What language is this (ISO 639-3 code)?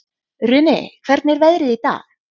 isl